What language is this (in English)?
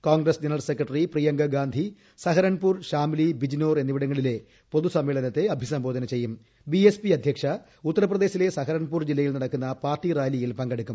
Malayalam